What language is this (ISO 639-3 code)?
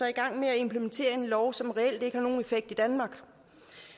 dan